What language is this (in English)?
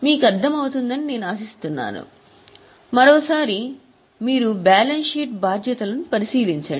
Telugu